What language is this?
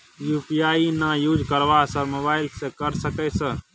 Maithili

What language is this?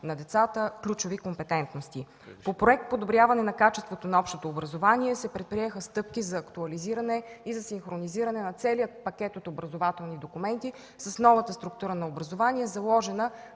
Bulgarian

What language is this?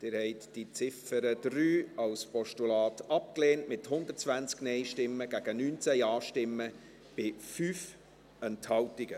Swiss German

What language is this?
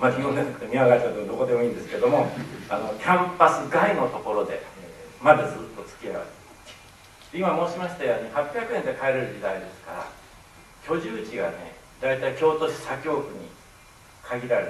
Japanese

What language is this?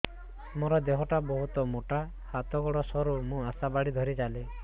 Odia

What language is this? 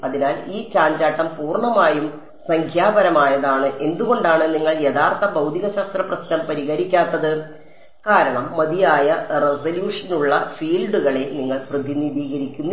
Malayalam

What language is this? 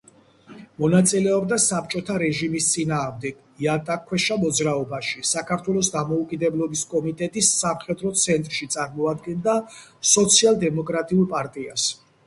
Georgian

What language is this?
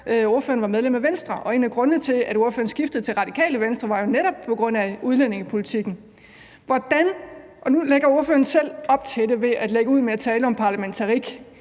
Danish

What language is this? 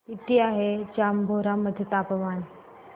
Marathi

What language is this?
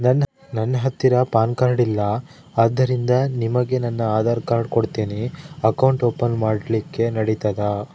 Kannada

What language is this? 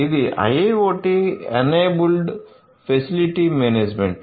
Telugu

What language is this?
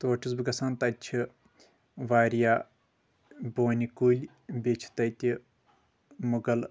Kashmiri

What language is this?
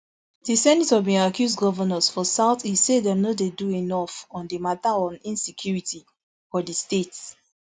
Nigerian Pidgin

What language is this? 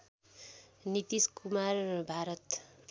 Nepali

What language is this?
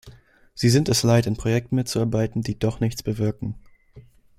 German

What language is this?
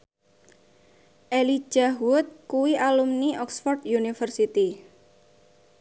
Javanese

